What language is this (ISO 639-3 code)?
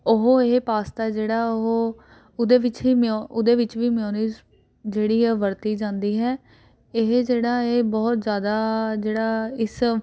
pan